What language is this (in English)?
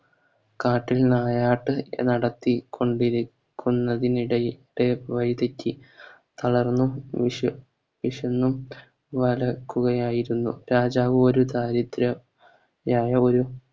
Malayalam